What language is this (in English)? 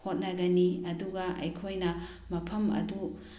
Manipuri